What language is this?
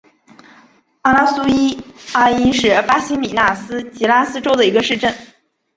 Chinese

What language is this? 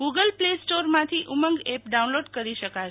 Gujarati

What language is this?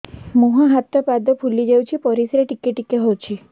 Odia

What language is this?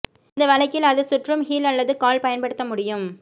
Tamil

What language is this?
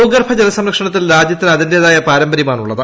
Malayalam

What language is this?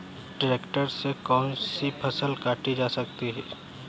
Hindi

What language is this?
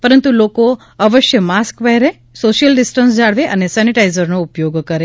Gujarati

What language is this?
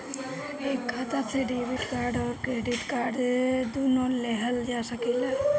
Bhojpuri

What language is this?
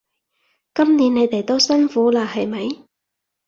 Cantonese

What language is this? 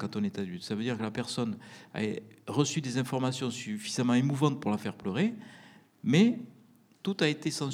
French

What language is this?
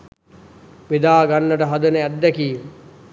Sinhala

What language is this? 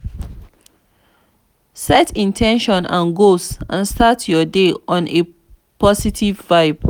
Nigerian Pidgin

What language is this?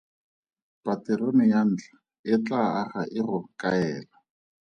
Tswana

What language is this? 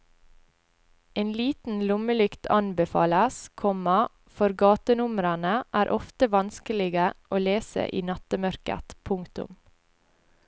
Norwegian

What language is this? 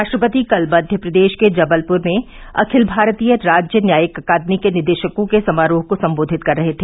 Hindi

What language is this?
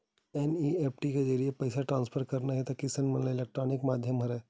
Chhattisgarhi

